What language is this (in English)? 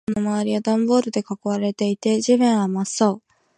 Japanese